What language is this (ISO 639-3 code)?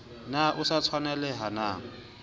sot